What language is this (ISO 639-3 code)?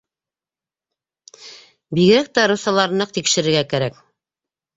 bak